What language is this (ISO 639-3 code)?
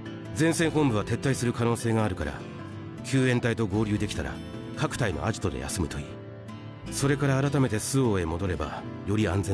jpn